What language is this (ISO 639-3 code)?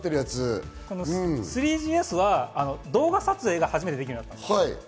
jpn